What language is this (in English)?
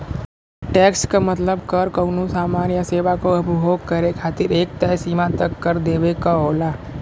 Bhojpuri